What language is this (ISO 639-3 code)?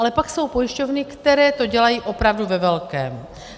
ces